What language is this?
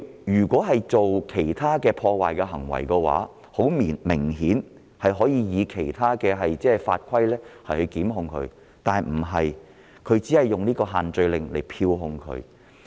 Cantonese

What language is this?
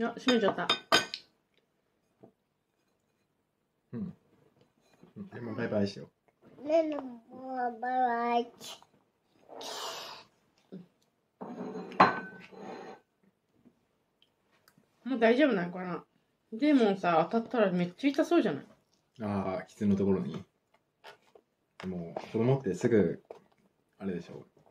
Japanese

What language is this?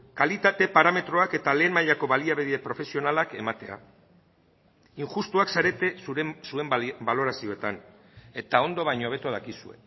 Basque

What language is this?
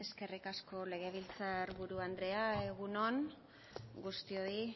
Basque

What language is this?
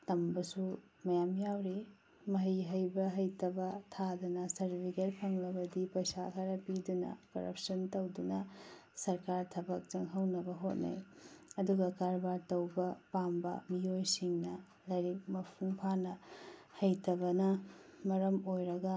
Manipuri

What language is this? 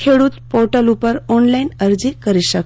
Gujarati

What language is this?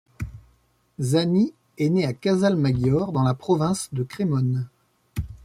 French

